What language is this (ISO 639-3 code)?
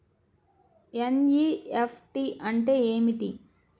tel